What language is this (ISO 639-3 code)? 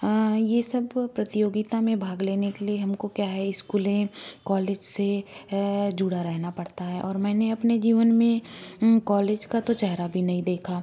hin